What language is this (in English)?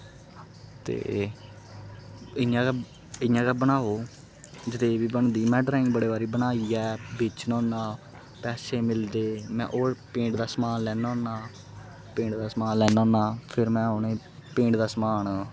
Dogri